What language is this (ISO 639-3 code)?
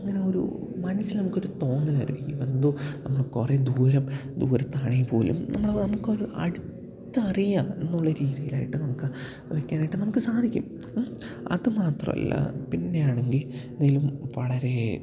mal